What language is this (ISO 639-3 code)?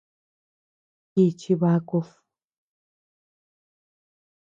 cux